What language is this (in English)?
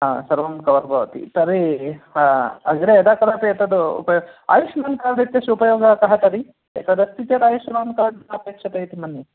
Sanskrit